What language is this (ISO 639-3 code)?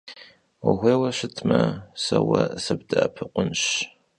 kbd